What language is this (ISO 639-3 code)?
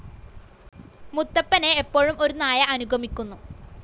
mal